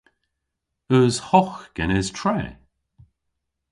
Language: Cornish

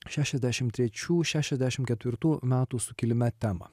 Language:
Lithuanian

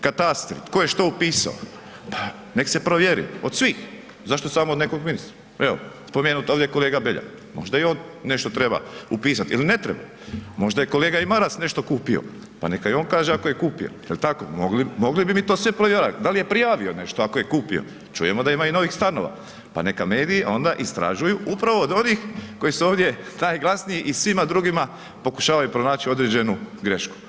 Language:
Croatian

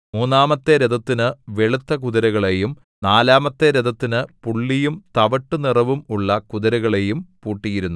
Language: Malayalam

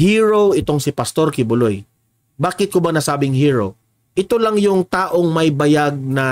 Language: Filipino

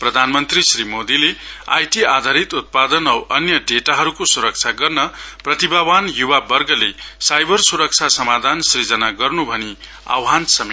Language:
Nepali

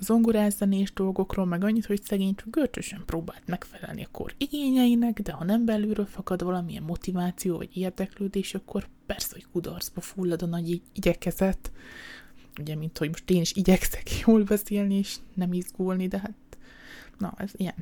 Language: Hungarian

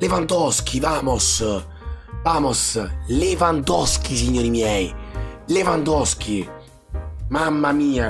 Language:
Italian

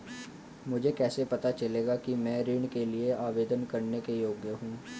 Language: Hindi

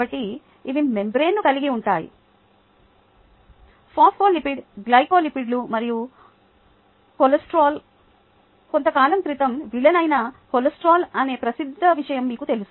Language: Telugu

